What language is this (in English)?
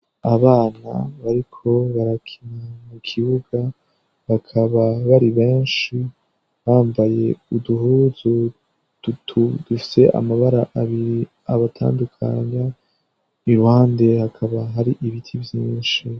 Rundi